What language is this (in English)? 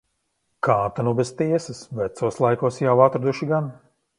Latvian